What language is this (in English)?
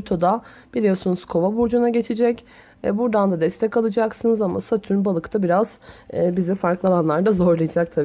Turkish